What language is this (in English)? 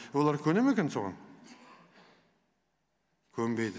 Kazakh